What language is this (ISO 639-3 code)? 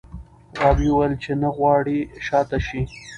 pus